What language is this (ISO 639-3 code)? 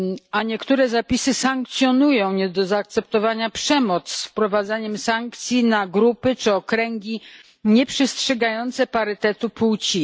pol